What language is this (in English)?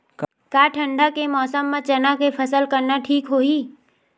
Chhattisgarhi